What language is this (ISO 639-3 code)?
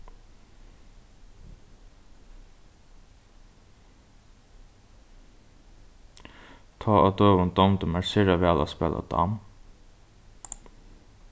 fao